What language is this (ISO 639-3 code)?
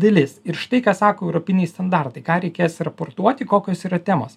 lit